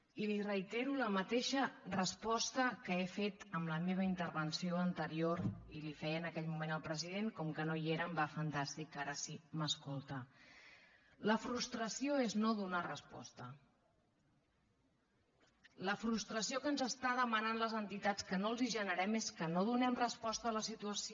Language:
Catalan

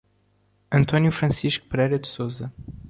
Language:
Portuguese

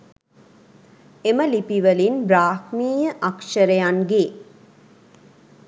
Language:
Sinhala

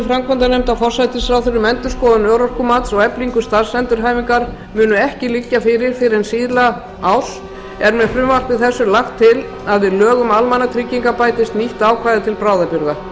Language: Icelandic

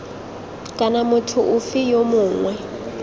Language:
Tswana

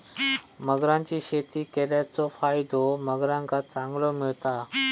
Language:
Marathi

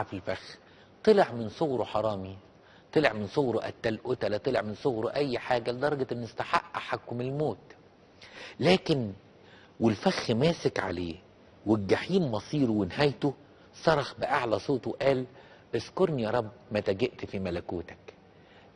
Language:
Arabic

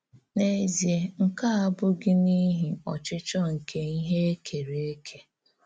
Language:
Igbo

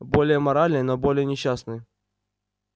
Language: Russian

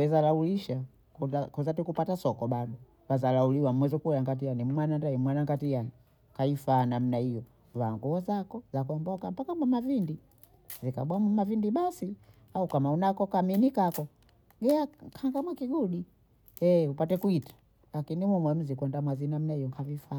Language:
Bondei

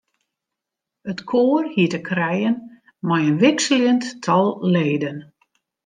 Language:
Western Frisian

